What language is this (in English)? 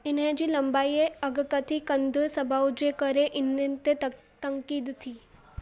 Sindhi